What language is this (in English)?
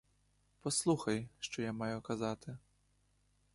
Ukrainian